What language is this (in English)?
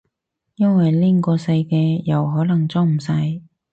Cantonese